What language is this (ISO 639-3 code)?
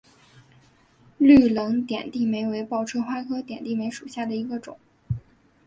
zho